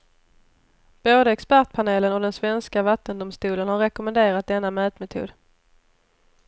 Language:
Swedish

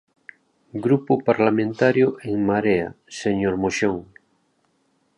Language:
Galician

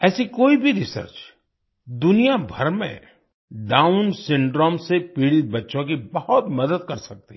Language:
Hindi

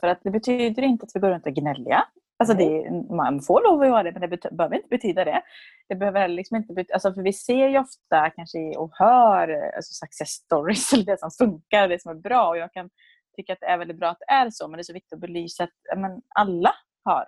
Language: Swedish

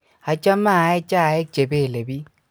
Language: Kalenjin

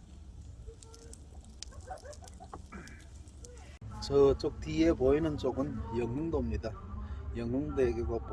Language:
Korean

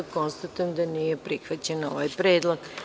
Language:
Serbian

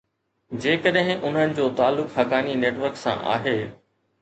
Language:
Sindhi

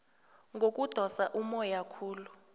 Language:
South Ndebele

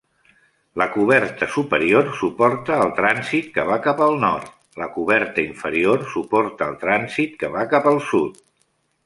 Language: Catalan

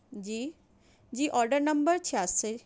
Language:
Urdu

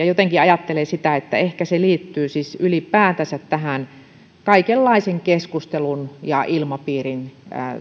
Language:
Finnish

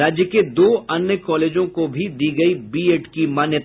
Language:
Hindi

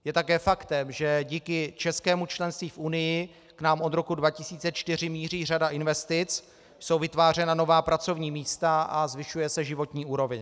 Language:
Czech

